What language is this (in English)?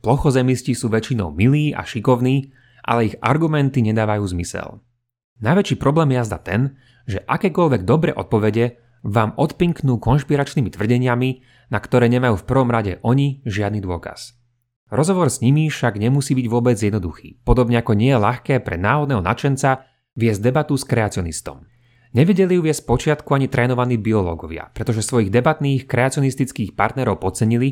Slovak